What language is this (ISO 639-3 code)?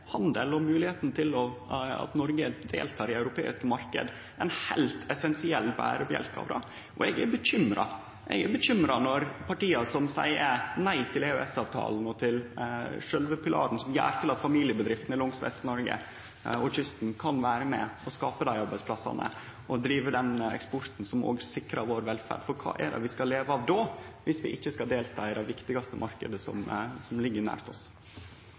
nno